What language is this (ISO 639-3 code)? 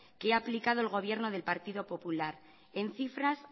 spa